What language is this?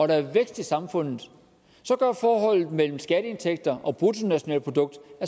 Danish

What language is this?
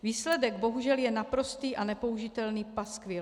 Czech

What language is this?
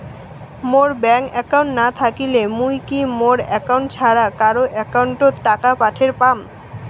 Bangla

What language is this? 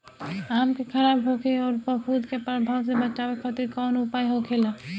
Bhojpuri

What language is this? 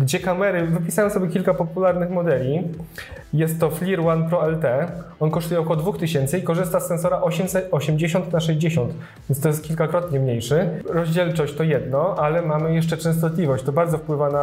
Polish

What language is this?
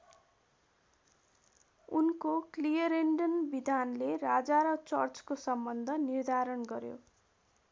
Nepali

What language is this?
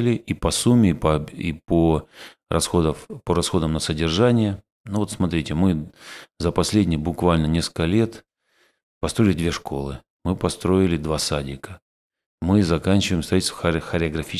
Russian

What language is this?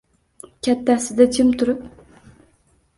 Uzbek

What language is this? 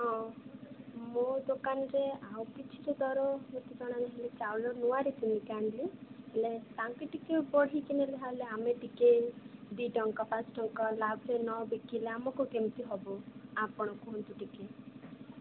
Odia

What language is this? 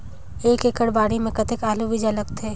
Chhattisgarhi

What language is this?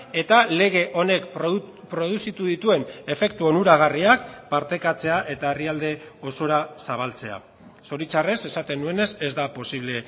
Basque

